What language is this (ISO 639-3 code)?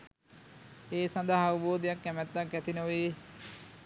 sin